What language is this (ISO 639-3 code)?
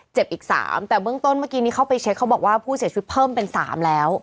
tha